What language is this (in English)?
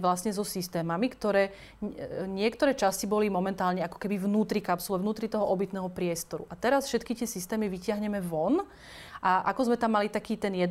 Slovak